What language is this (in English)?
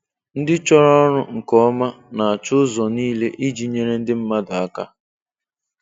Igbo